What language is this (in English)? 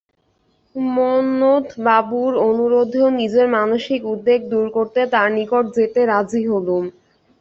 Bangla